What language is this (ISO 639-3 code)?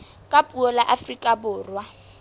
sot